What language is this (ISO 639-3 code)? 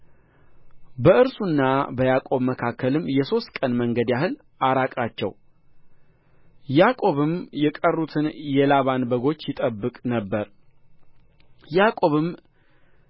amh